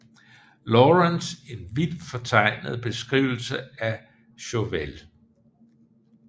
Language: Danish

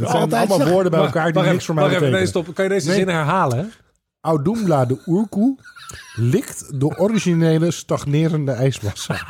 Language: Dutch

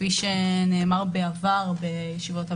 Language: Hebrew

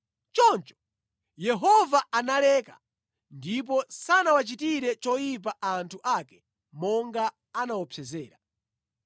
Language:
Nyanja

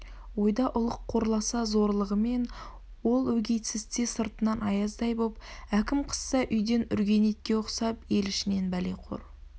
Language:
Kazakh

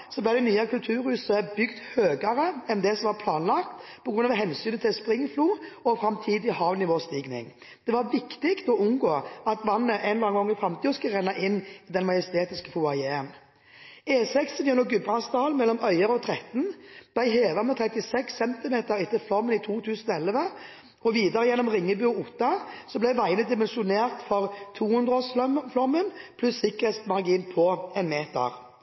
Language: Norwegian Bokmål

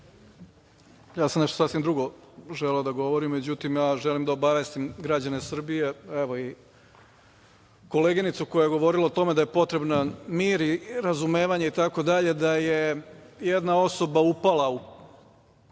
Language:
Serbian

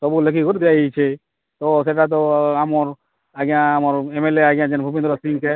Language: Odia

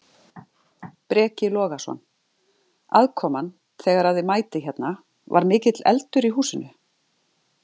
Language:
Icelandic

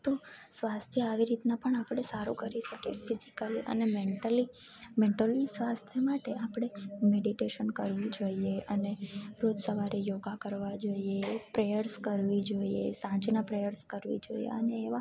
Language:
Gujarati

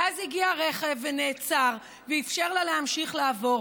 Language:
Hebrew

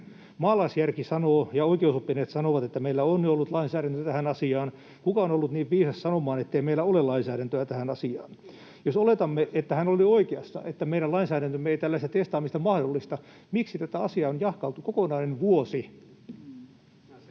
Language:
Finnish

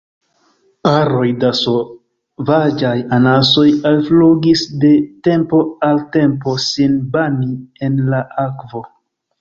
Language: Esperanto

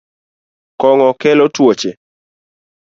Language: Luo (Kenya and Tanzania)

